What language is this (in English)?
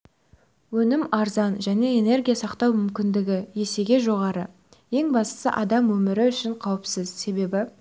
Kazakh